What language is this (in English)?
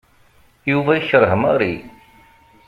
Kabyle